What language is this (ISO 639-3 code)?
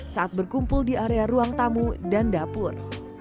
ind